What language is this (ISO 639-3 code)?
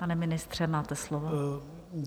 ces